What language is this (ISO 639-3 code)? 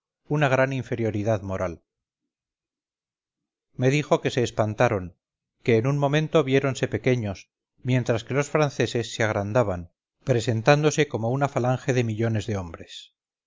spa